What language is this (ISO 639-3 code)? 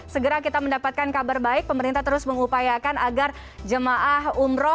ind